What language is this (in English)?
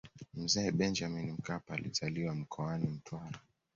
Swahili